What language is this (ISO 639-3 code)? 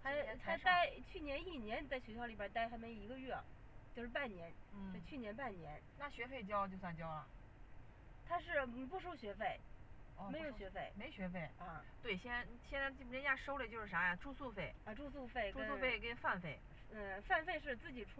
zho